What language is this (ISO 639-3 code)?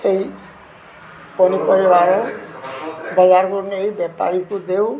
ori